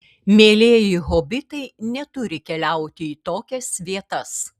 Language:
Lithuanian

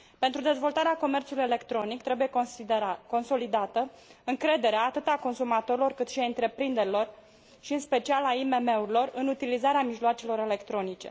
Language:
Romanian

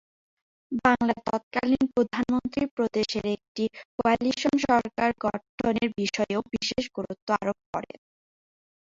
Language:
Bangla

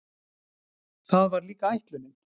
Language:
Icelandic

